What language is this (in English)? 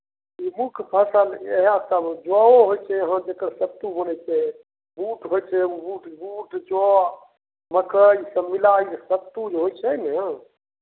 Maithili